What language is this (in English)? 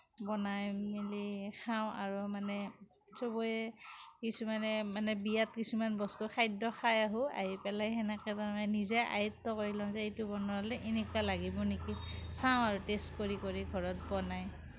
Assamese